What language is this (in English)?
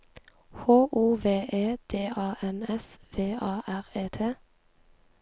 Norwegian